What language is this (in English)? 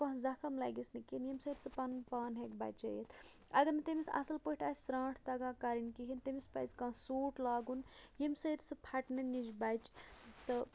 Kashmiri